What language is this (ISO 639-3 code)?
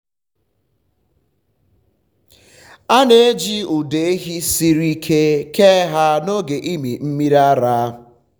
ibo